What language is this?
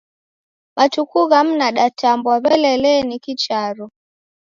Taita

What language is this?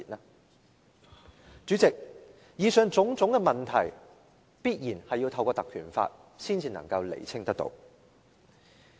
Cantonese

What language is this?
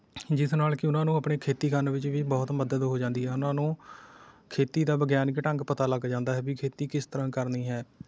Punjabi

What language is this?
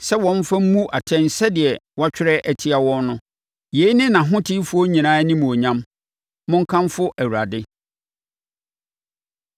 Akan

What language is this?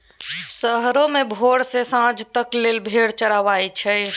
Maithili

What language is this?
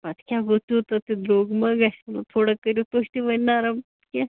Kashmiri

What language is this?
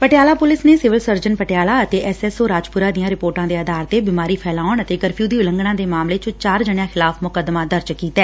Punjabi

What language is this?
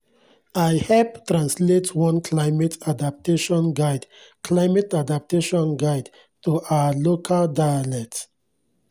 Nigerian Pidgin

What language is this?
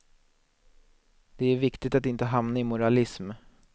Swedish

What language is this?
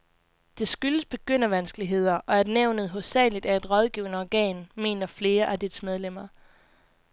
Danish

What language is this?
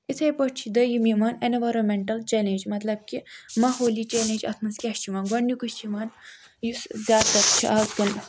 Kashmiri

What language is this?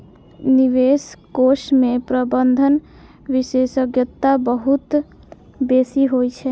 Maithili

